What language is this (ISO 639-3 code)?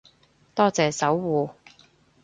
yue